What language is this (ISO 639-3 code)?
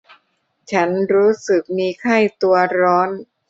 tha